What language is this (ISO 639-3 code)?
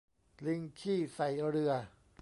tha